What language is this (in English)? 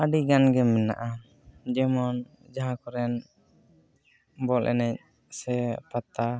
Santali